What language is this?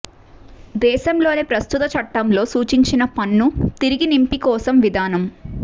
Telugu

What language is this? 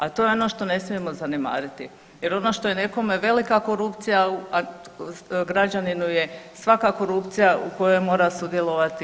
Croatian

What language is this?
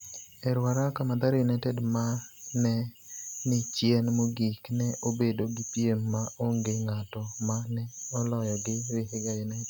Luo (Kenya and Tanzania)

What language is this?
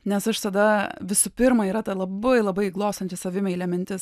Lithuanian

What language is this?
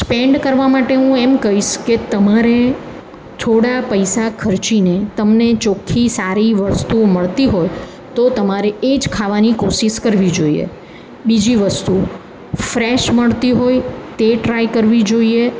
Gujarati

